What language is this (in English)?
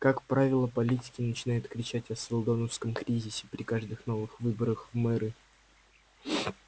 Russian